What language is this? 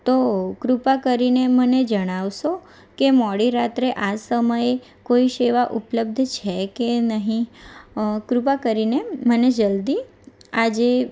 Gujarati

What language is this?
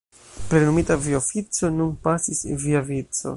Esperanto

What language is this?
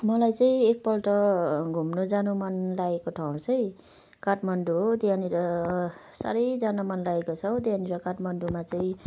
Nepali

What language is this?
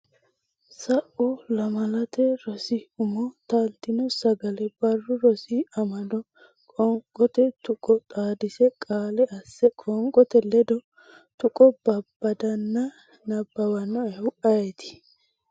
Sidamo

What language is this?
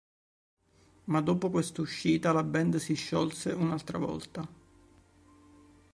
Italian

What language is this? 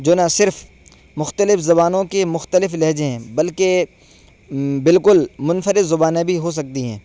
Urdu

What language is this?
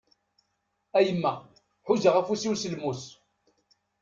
Kabyle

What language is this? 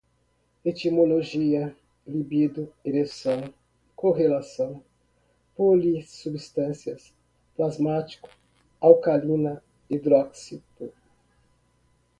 Portuguese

